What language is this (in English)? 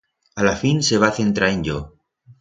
Aragonese